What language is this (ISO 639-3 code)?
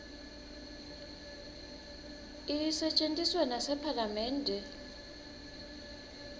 ssw